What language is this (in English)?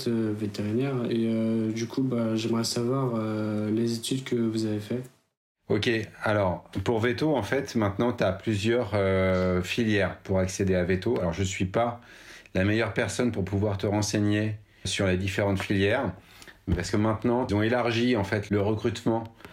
French